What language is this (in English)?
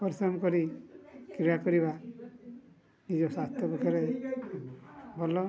Odia